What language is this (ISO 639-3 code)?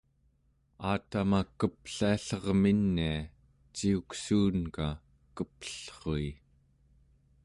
esu